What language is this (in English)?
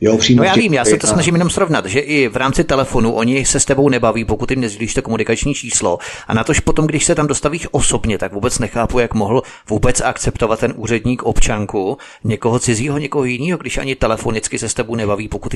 Czech